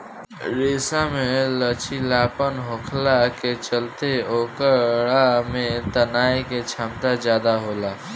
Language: Bhojpuri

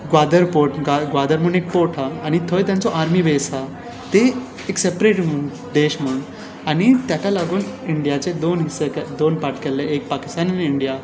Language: Konkani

